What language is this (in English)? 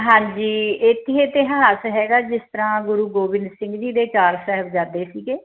Punjabi